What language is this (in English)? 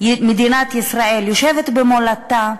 Hebrew